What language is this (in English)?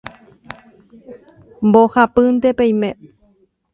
Guarani